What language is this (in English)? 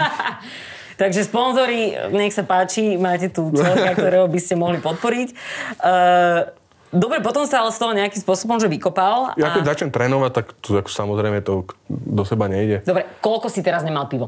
Slovak